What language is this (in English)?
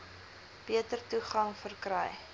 Afrikaans